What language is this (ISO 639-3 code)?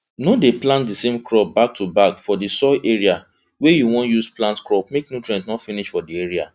pcm